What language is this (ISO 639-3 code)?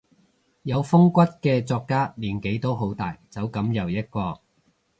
yue